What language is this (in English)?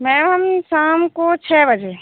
Hindi